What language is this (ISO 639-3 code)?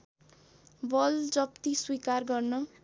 nep